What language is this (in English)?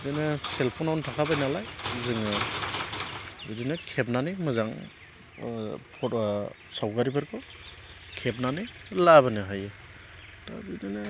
Bodo